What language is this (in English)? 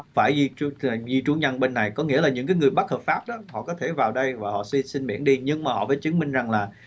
Vietnamese